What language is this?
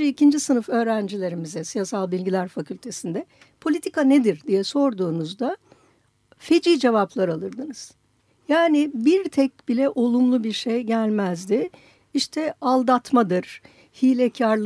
Turkish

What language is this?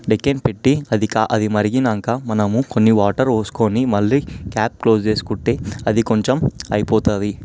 Telugu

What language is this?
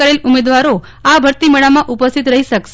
Gujarati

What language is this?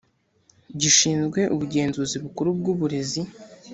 Kinyarwanda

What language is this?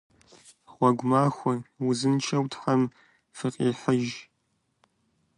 Kabardian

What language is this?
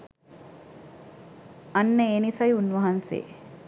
Sinhala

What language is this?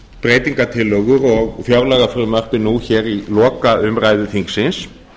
Icelandic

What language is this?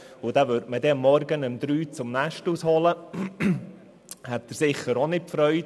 Swiss German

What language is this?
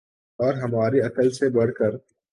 Urdu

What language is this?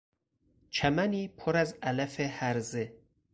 Persian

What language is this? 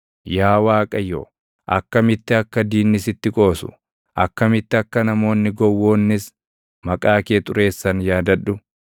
Oromo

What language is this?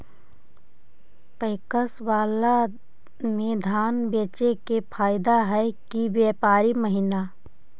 Magahi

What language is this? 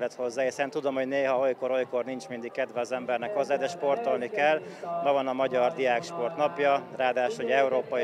Hungarian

